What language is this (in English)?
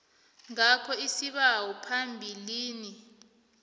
South Ndebele